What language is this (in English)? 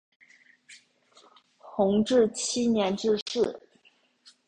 Chinese